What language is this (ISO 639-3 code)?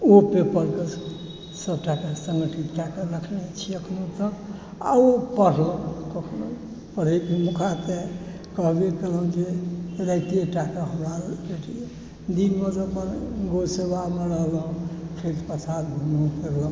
mai